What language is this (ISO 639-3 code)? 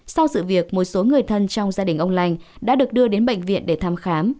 vie